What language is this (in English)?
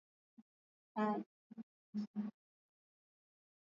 Swahili